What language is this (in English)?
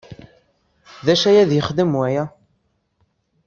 Kabyle